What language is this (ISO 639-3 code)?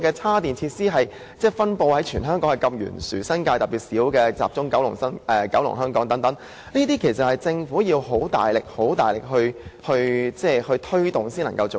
yue